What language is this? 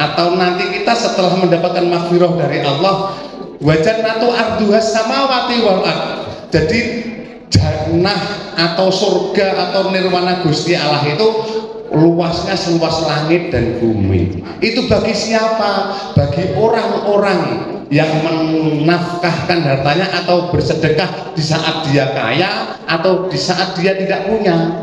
Indonesian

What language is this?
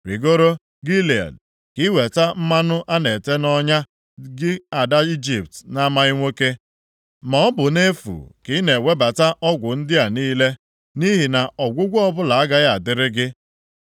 Igbo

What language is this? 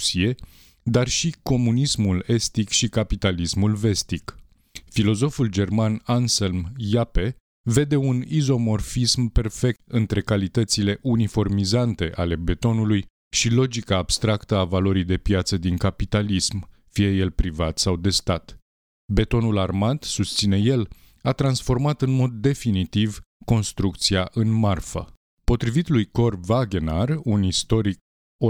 Romanian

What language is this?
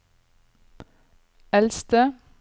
Norwegian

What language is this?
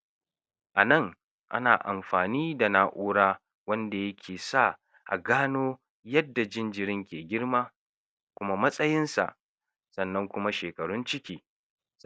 Hausa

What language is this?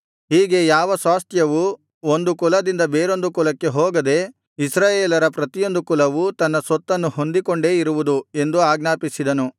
Kannada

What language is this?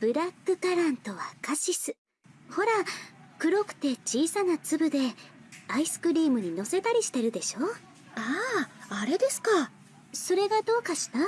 Japanese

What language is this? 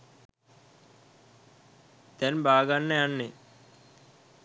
Sinhala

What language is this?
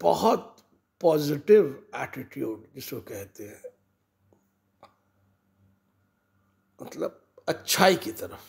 Hindi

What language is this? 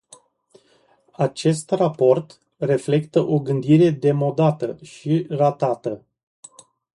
Romanian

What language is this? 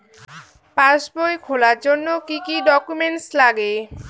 Bangla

